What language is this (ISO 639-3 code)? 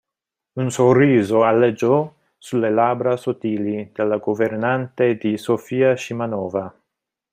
ita